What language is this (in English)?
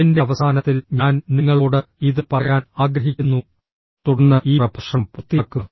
Malayalam